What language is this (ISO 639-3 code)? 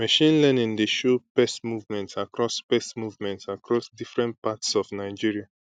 pcm